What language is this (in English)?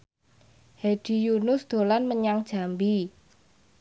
Javanese